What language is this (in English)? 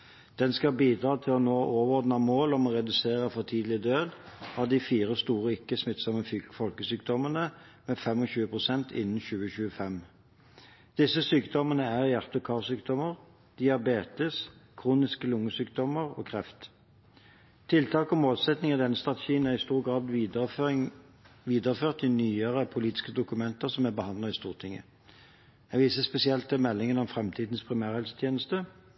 Norwegian Bokmål